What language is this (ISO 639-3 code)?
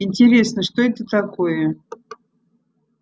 rus